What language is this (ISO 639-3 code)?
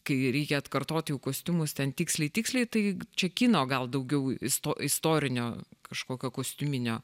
lit